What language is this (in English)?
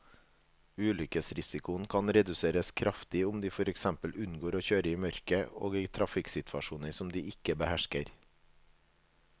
Norwegian